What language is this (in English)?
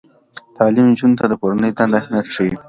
Pashto